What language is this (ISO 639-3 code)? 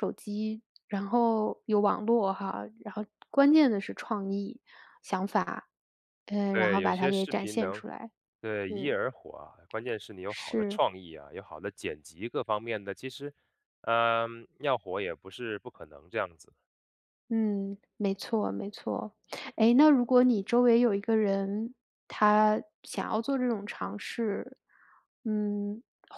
zho